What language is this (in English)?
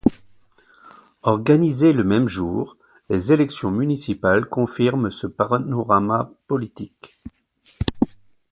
French